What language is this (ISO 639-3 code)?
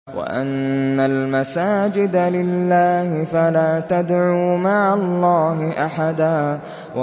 ara